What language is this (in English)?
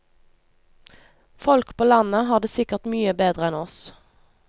Norwegian